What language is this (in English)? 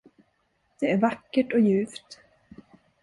Swedish